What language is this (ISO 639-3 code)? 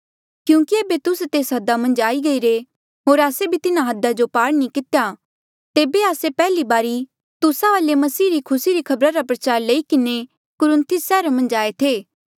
mjl